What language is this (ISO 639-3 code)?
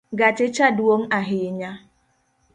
luo